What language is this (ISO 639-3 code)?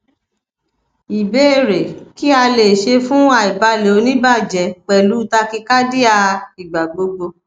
yor